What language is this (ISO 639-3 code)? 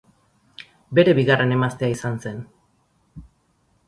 eus